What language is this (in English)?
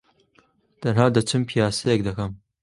Central Kurdish